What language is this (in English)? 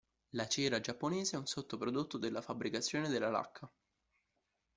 Italian